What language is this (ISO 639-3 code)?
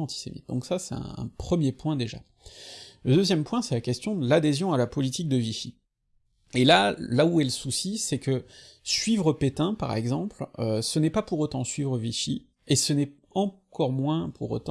fra